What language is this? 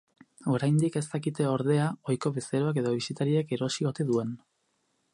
Basque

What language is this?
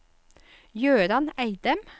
Norwegian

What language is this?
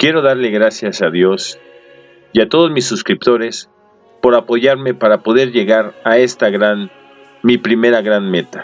Spanish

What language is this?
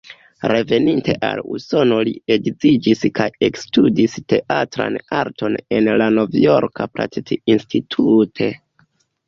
Esperanto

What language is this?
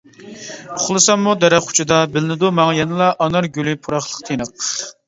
Uyghur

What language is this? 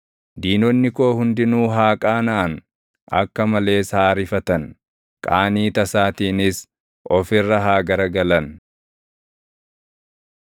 Oromo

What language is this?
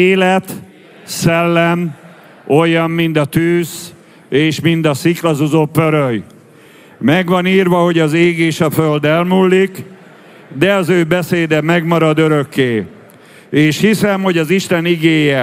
Hungarian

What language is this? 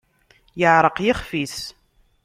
Kabyle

